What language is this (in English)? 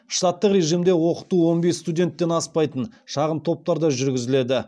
Kazakh